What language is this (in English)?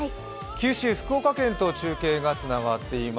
Japanese